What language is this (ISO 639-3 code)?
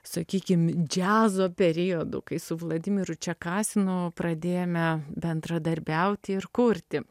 lit